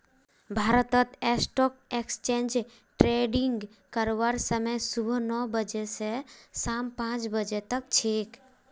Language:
Magahi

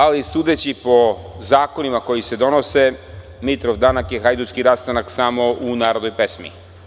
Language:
Serbian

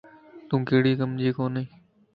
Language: Lasi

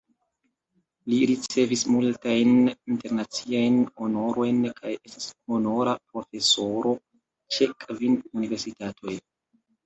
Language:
Esperanto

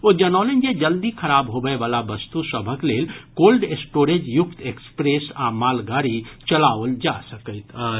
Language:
Maithili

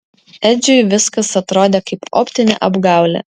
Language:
Lithuanian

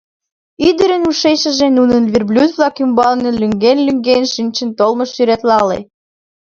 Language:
Mari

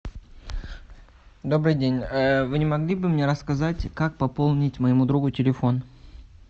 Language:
Russian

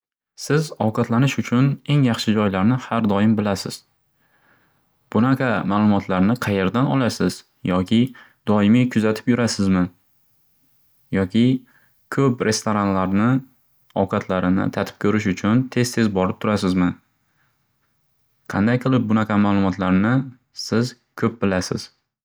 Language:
Uzbek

